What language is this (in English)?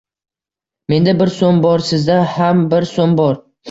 Uzbek